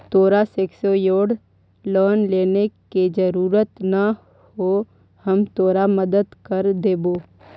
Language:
Magahi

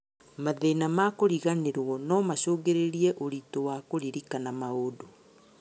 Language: Kikuyu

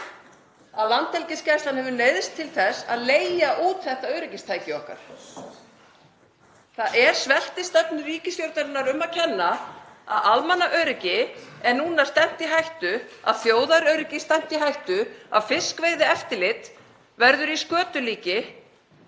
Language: Icelandic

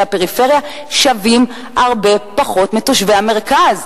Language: Hebrew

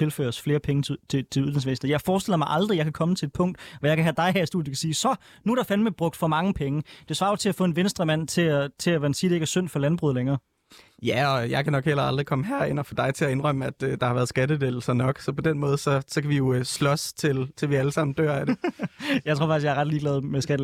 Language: Danish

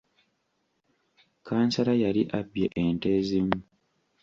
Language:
Ganda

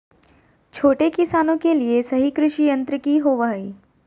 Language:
Magahi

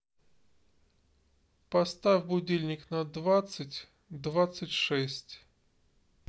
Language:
Russian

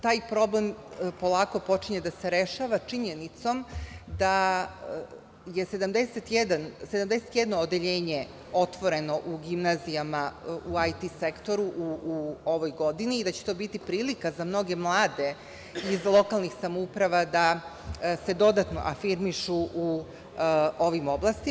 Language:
Serbian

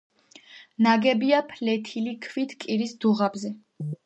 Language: Georgian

